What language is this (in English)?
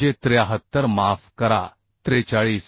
Marathi